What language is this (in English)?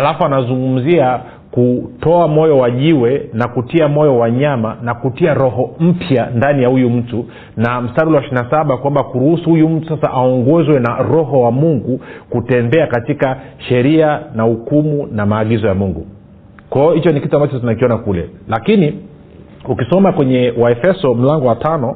Swahili